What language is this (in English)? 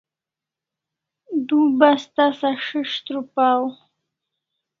Kalasha